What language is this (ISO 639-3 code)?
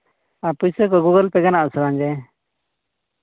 sat